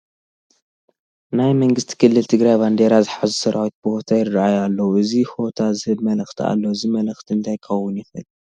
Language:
Tigrinya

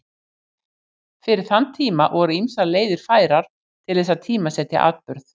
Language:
Icelandic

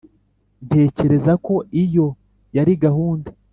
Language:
Kinyarwanda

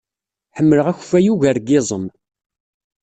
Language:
Kabyle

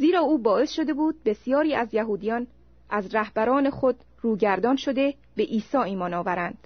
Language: Persian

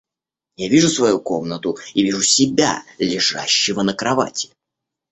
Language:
Russian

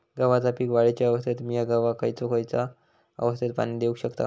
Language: Marathi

